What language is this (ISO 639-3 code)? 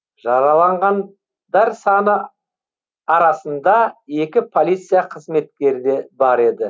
kaz